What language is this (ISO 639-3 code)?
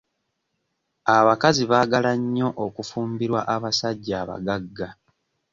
lug